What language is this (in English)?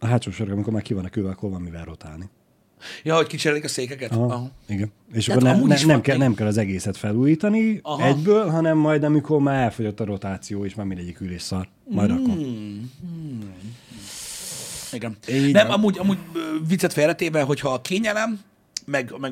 Hungarian